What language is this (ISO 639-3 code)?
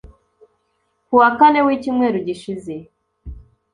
kin